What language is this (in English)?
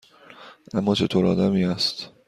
Persian